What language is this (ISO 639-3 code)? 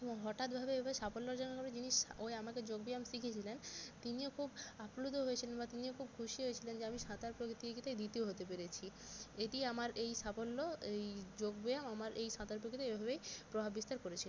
ben